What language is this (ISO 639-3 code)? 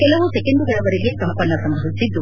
kan